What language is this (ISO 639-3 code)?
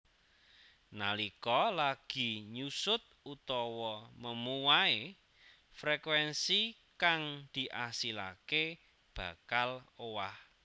jav